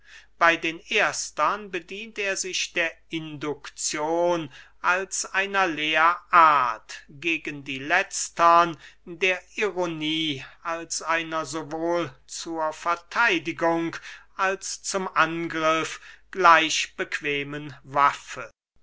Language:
German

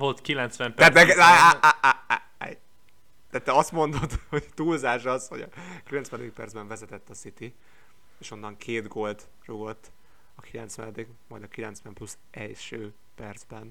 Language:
Hungarian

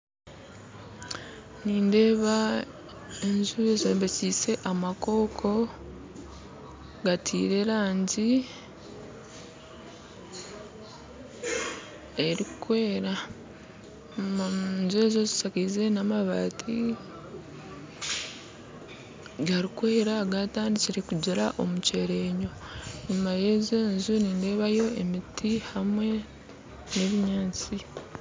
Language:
Nyankole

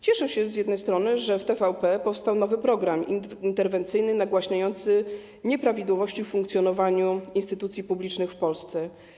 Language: Polish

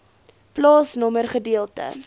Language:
Afrikaans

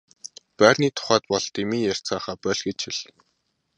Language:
Mongolian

